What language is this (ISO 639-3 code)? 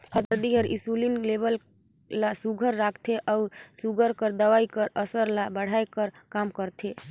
hne